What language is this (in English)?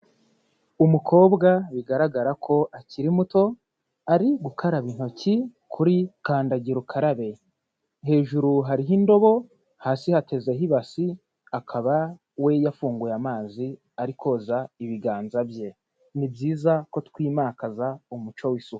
Kinyarwanda